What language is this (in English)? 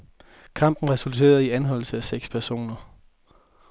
Danish